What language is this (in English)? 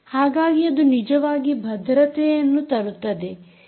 Kannada